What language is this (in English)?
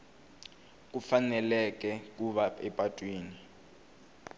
Tsonga